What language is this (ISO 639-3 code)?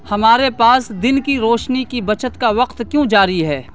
urd